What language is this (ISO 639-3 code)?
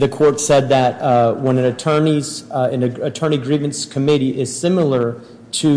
eng